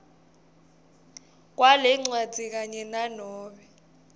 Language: Swati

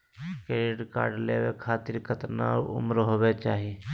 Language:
Magahi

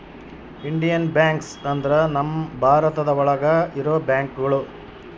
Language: Kannada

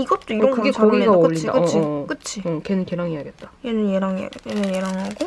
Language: Korean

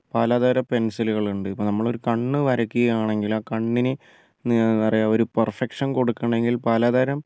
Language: Malayalam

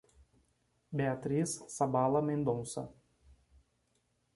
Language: Portuguese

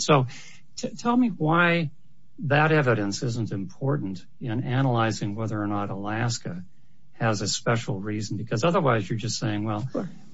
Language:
English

